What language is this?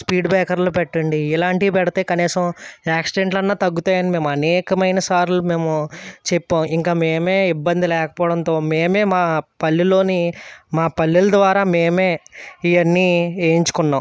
Telugu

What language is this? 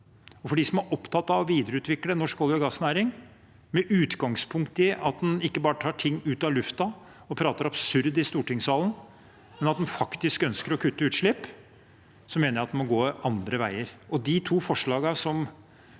Norwegian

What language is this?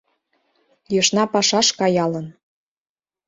Mari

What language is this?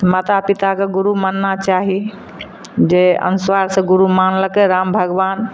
Maithili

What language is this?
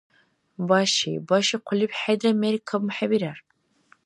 Dargwa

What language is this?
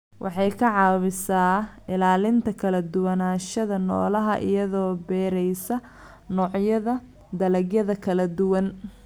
Somali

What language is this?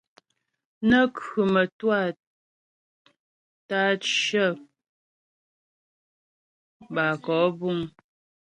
Ghomala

